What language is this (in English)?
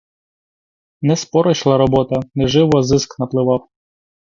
Ukrainian